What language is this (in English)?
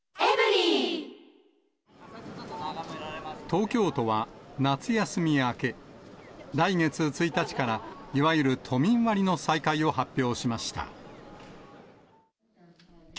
Japanese